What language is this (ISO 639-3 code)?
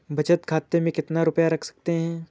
hin